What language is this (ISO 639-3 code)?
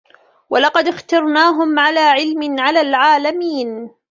ara